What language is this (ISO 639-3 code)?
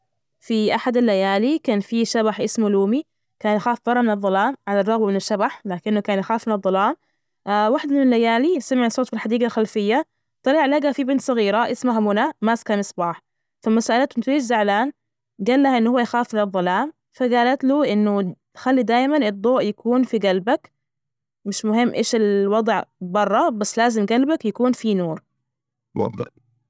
ars